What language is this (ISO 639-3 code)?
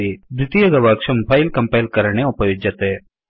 san